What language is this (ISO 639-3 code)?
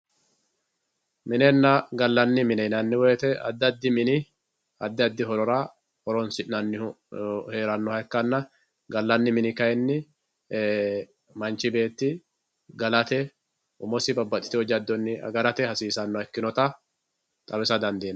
sid